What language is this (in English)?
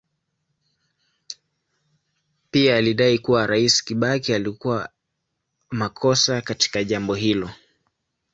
Swahili